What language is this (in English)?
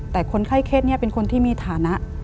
Thai